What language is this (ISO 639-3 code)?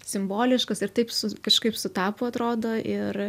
lit